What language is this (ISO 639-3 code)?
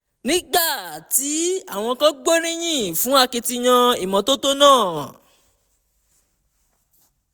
yor